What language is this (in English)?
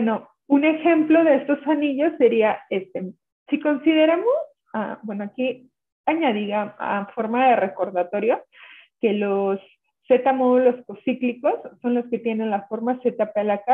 Spanish